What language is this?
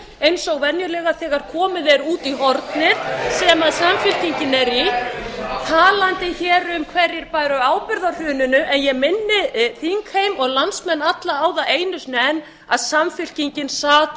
Icelandic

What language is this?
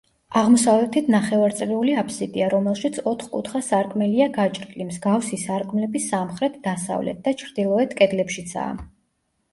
Georgian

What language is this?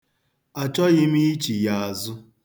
Igbo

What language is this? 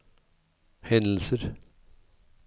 Norwegian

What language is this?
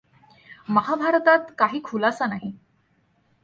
Marathi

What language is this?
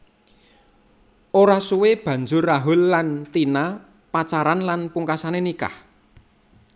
Javanese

